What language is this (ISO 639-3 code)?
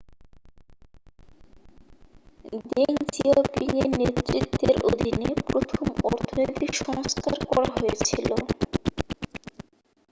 ben